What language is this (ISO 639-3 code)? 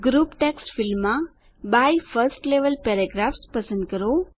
guj